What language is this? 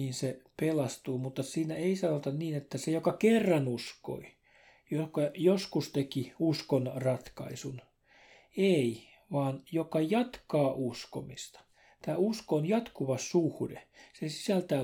Finnish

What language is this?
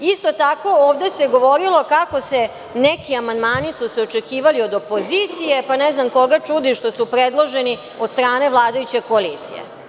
Serbian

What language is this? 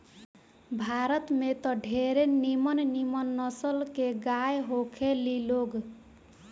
Bhojpuri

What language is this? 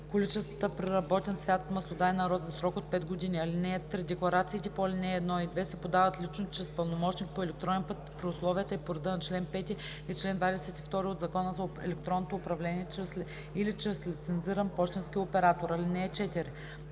Bulgarian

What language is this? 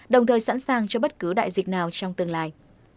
Vietnamese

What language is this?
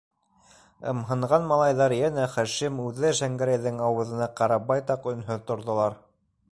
Bashkir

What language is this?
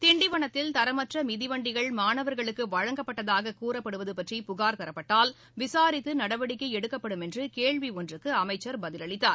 Tamil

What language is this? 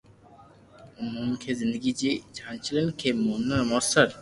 Loarki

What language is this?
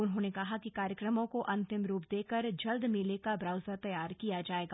Hindi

